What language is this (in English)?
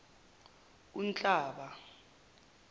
Zulu